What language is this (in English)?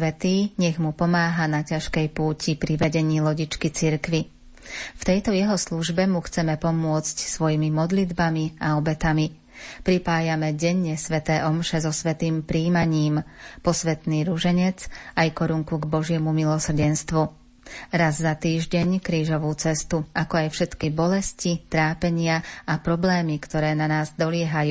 Slovak